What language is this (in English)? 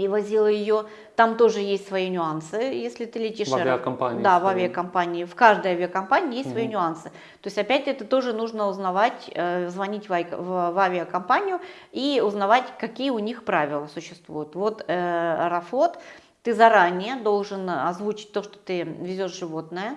Russian